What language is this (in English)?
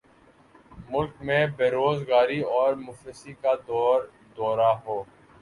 Urdu